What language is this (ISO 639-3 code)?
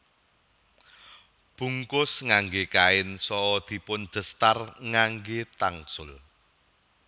jav